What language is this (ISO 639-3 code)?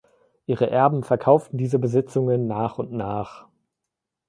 deu